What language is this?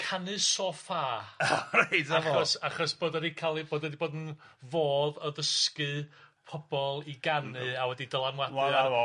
Welsh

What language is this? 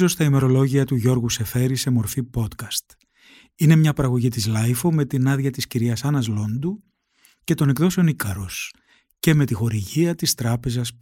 Greek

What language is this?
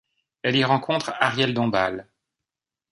French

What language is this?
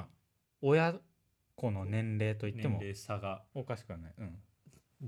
Japanese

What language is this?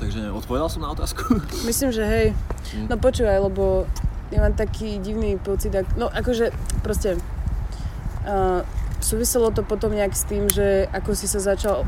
Slovak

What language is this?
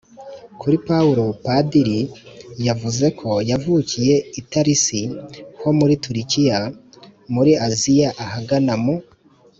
Kinyarwanda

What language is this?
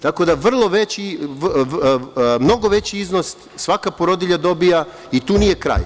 Serbian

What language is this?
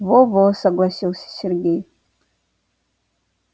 Russian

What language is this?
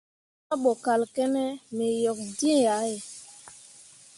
Mundang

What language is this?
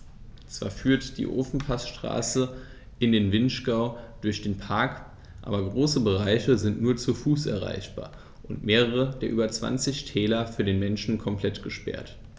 German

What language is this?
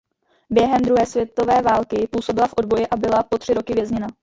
Czech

